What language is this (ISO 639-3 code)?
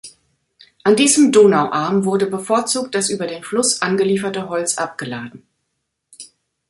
deu